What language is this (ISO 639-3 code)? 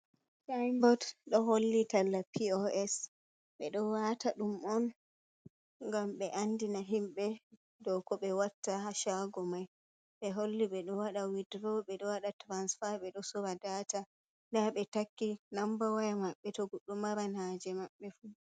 ful